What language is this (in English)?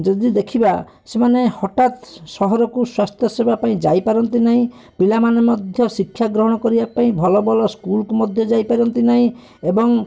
Odia